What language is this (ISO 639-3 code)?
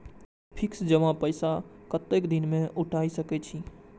mai